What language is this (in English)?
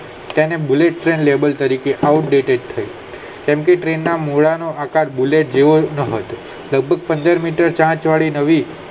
Gujarati